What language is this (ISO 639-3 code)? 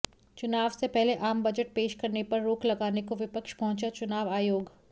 hin